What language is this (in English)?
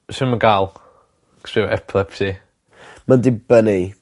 Welsh